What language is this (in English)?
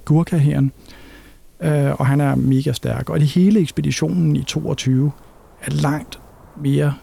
Danish